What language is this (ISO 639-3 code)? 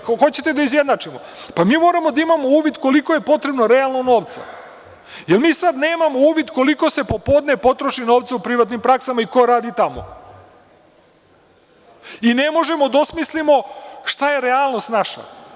srp